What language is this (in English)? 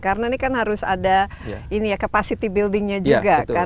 Indonesian